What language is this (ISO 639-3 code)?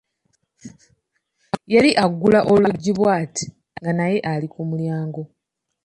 lug